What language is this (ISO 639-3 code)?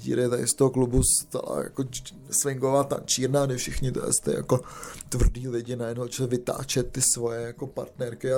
ces